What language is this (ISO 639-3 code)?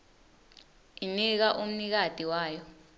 ssw